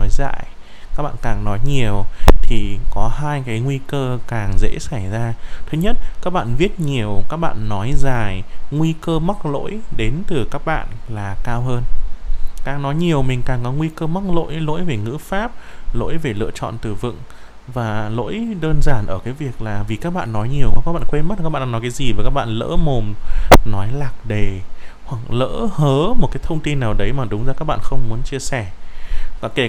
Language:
Vietnamese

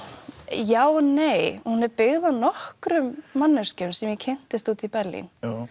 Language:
Icelandic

